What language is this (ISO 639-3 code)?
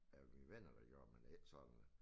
dan